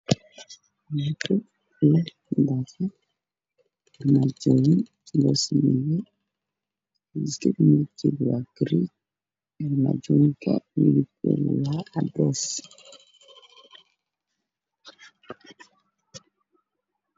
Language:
Somali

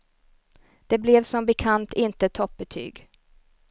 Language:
Swedish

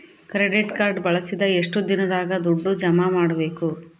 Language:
Kannada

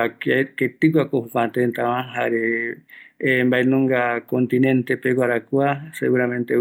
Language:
Eastern Bolivian Guaraní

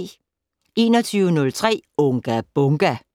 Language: Danish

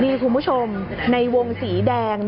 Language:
Thai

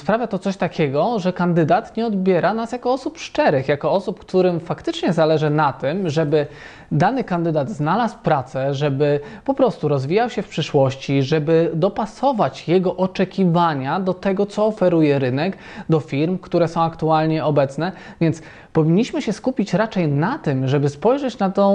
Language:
Polish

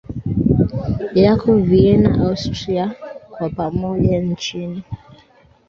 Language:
Swahili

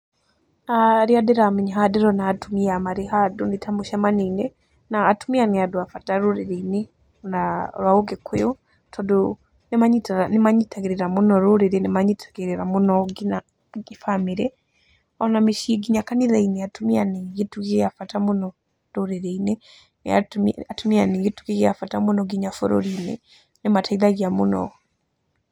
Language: Kikuyu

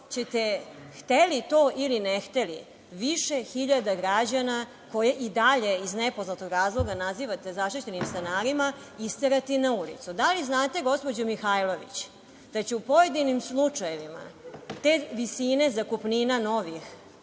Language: Serbian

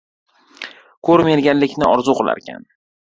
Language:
Uzbek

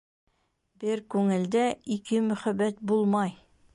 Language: Bashkir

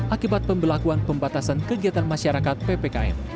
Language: Indonesian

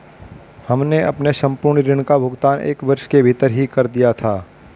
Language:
Hindi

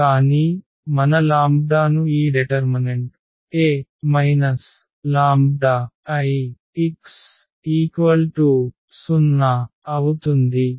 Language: Telugu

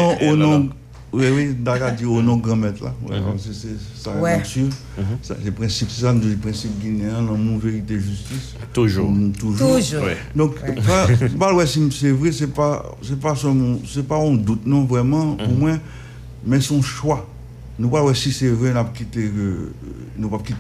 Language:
French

